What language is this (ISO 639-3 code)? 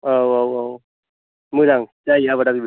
brx